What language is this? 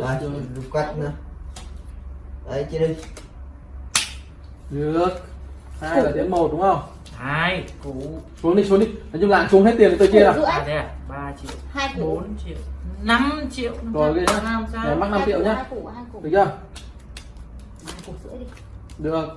Vietnamese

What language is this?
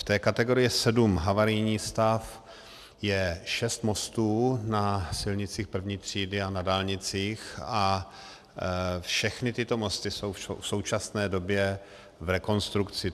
Czech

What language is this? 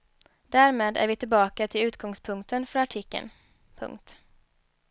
Swedish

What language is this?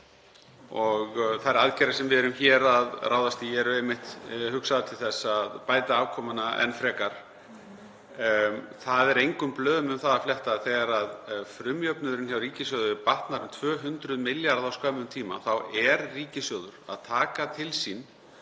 Icelandic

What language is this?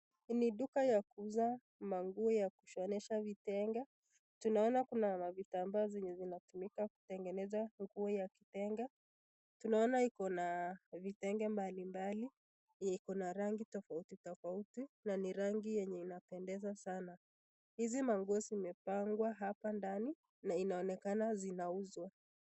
Swahili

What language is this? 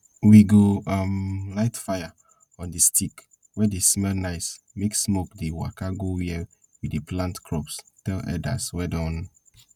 Nigerian Pidgin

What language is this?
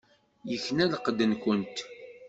Kabyle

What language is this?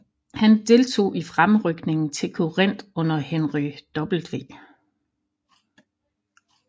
Danish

